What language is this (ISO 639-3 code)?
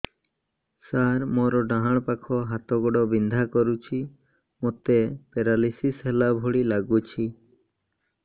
ori